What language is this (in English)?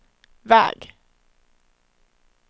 Swedish